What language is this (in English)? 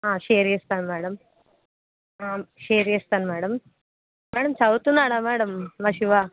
Telugu